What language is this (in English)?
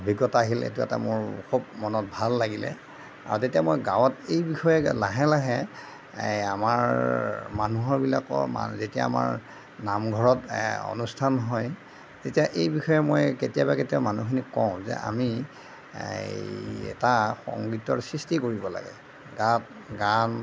Assamese